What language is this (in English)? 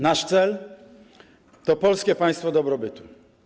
Polish